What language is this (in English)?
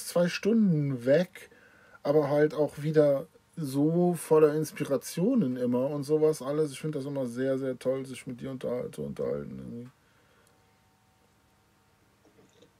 German